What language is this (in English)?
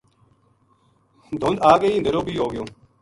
Gujari